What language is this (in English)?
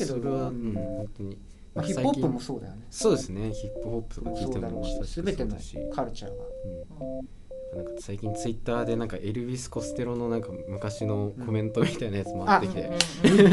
Japanese